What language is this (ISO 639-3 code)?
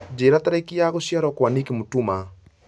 kik